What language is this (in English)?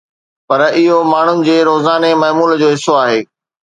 Sindhi